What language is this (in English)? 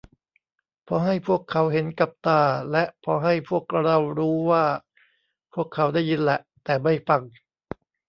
Thai